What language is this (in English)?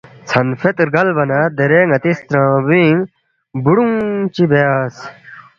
Balti